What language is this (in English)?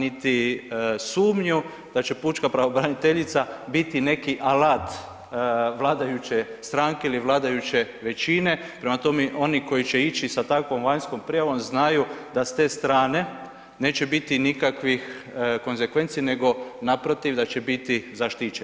Croatian